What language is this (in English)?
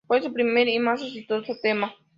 Spanish